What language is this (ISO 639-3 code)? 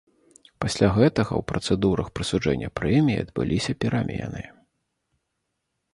bel